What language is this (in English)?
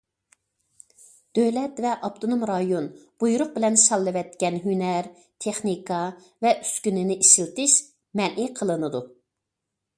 Uyghur